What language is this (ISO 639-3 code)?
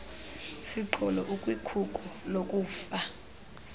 xho